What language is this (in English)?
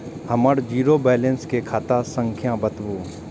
Maithili